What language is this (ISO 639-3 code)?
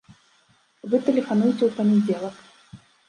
bel